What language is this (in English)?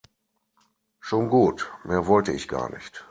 German